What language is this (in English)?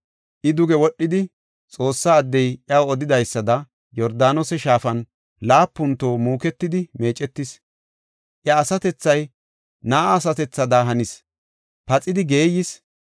Gofa